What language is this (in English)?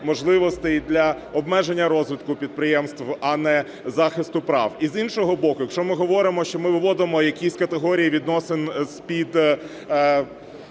Ukrainian